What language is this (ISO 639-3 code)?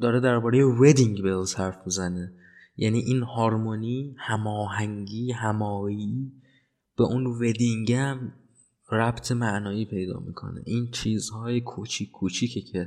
fas